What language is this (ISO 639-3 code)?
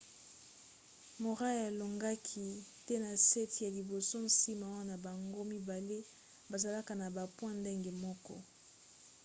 lin